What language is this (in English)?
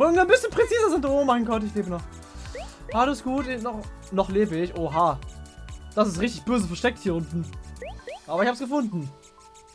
German